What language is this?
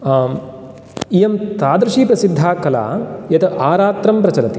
Sanskrit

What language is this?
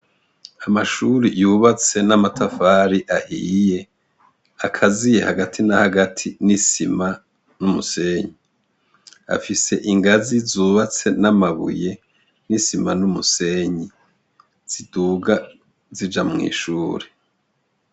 Rundi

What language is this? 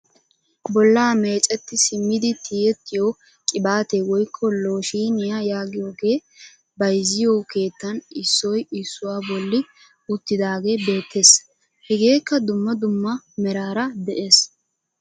Wolaytta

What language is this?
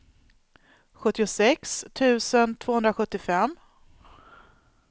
Swedish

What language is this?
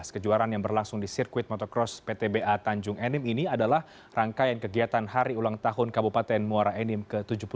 Indonesian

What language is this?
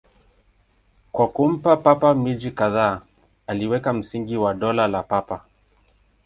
Swahili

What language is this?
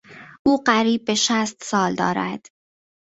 Persian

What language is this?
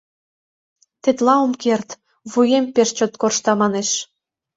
Mari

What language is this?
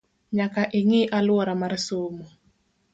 Luo (Kenya and Tanzania)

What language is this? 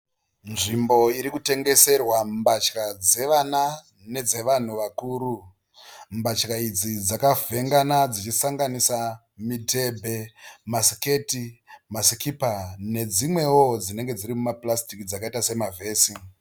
Shona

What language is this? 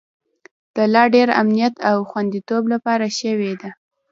Pashto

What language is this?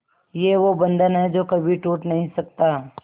Hindi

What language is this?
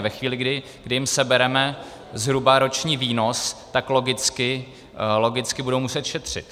Czech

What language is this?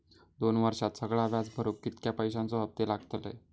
Marathi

